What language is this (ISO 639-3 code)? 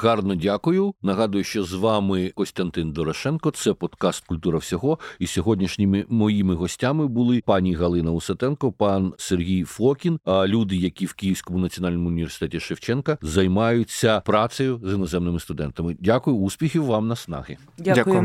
ukr